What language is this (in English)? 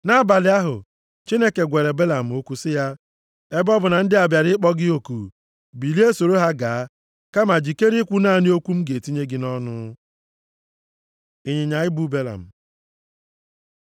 Igbo